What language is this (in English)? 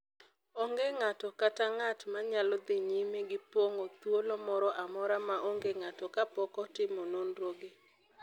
Luo (Kenya and Tanzania)